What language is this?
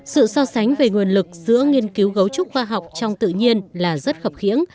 Vietnamese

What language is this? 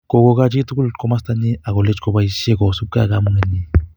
Kalenjin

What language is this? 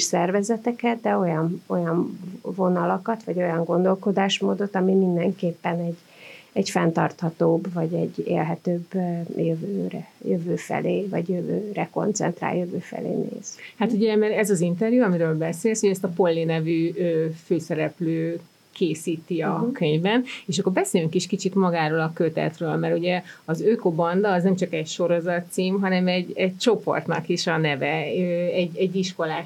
Hungarian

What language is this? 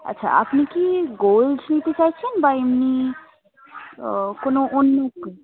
Bangla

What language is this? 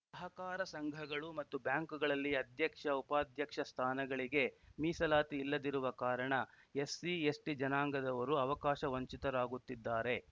Kannada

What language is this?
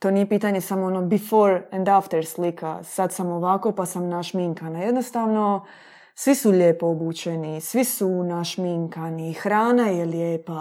Croatian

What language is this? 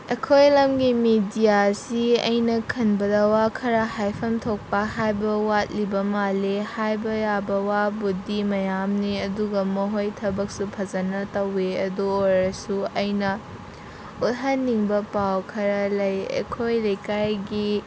Manipuri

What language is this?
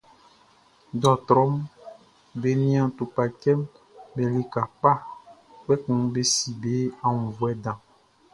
Baoulé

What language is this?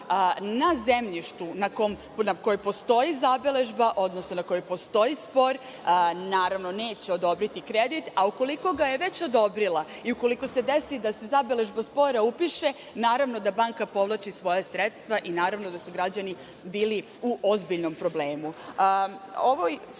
Serbian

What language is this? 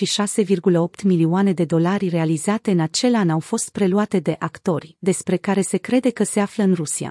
Romanian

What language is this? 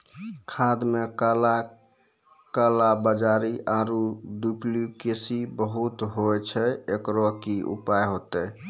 Maithili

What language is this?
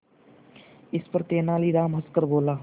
Hindi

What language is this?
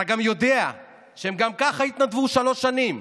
Hebrew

